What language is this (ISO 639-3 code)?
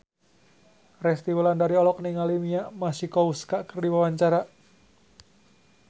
sun